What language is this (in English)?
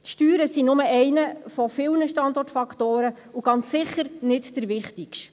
Swiss German